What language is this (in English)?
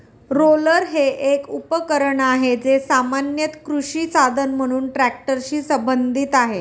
Marathi